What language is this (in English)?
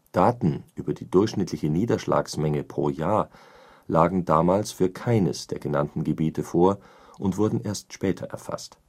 German